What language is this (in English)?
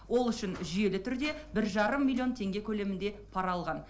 Kazakh